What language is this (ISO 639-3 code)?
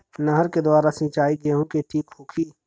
bho